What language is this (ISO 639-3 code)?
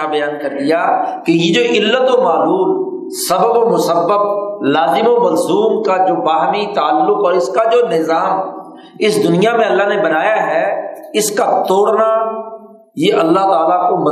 urd